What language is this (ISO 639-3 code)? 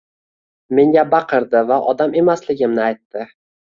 uzb